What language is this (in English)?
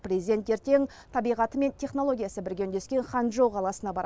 Kazakh